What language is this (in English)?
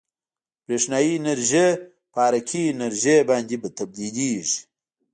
Pashto